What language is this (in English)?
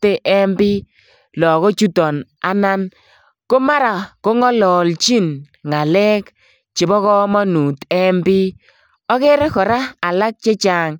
Kalenjin